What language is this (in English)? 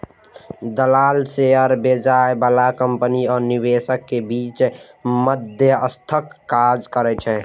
Maithili